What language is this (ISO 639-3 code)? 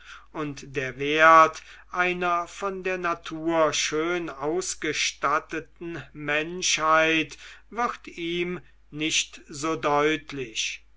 deu